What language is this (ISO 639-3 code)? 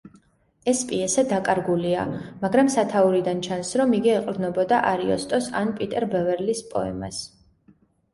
kat